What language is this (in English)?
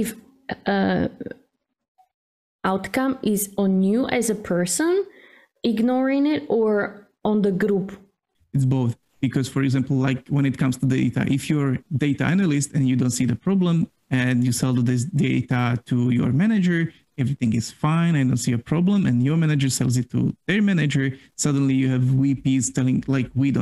English